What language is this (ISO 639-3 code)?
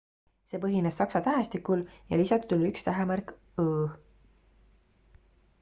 est